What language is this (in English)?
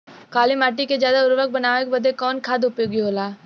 Bhojpuri